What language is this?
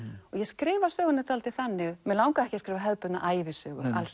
Icelandic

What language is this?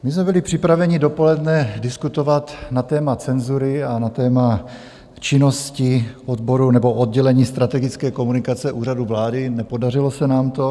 Czech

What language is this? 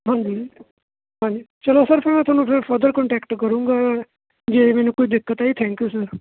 Punjabi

